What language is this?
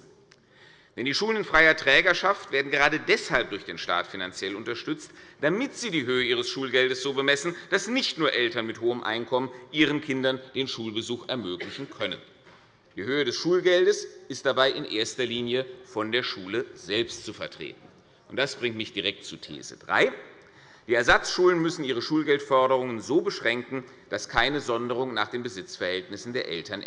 German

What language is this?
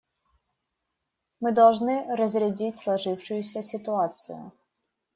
Russian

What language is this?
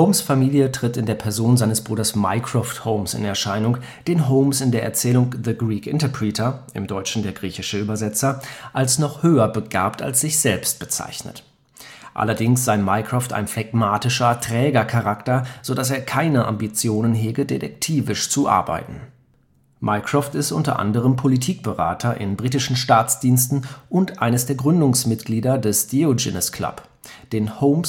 German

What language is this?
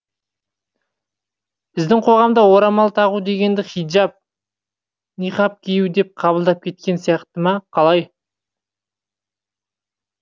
Kazakh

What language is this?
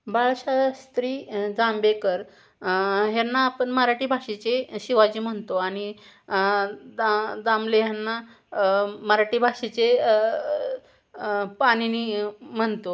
Marathi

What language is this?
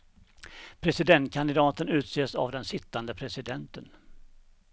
Swedish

